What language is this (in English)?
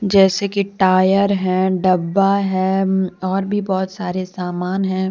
Hindi